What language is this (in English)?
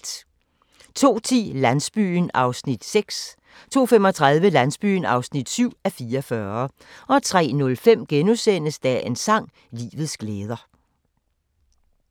Danish